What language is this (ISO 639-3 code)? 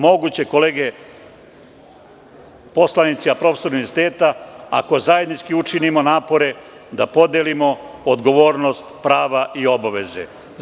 srp